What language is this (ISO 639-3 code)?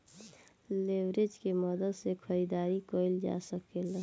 bho